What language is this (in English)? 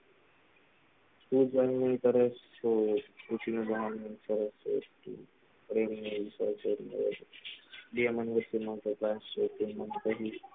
Gujarati